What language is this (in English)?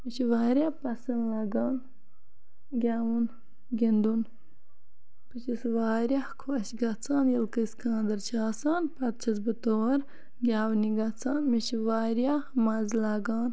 Kashmiri